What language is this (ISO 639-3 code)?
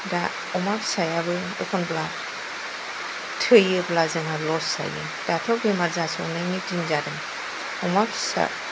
brx